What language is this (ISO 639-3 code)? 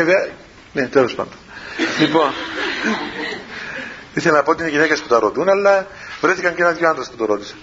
ell